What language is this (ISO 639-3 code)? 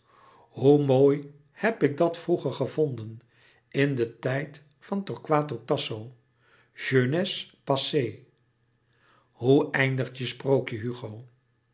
nld